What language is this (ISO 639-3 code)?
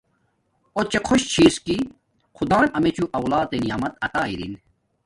dmk